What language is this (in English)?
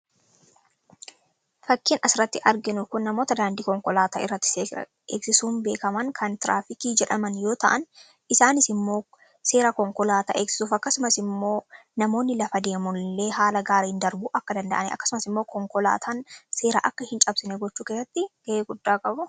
Oromo